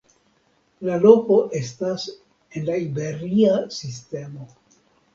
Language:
Esperanto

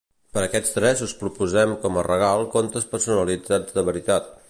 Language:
Catalan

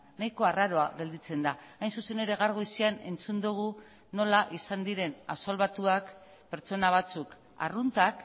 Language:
Basque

